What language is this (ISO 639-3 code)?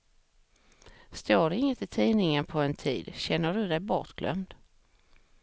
swe